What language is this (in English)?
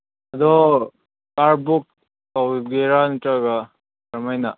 Manipuri